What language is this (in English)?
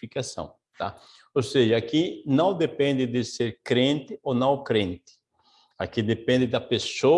Portuguese